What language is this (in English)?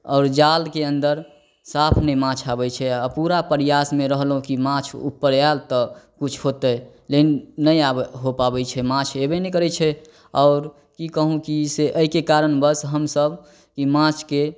Maithili